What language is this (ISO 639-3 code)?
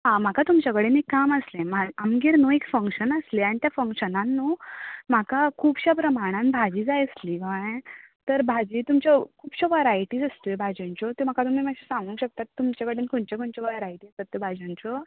kok